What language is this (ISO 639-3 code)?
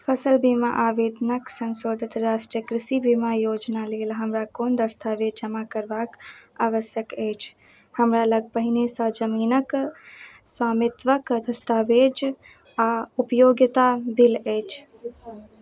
mai